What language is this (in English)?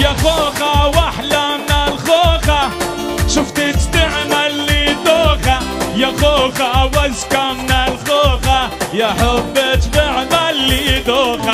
Arabic